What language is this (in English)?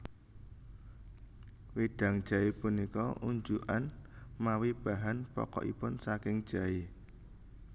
Javanese